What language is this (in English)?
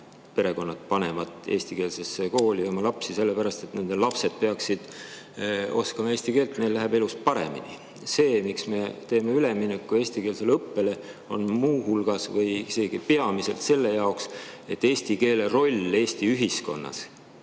Estonian